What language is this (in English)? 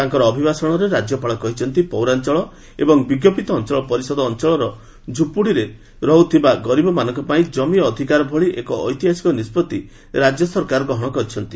Odia